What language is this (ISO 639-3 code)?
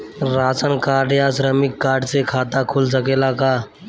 bho